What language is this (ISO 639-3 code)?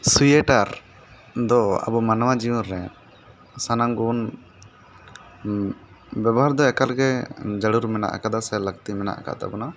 sat